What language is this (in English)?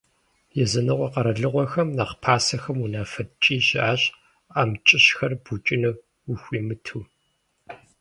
Kabardian